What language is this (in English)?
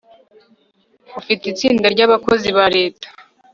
Kinyarwanda